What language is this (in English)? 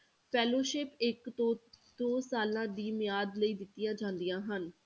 Punjabi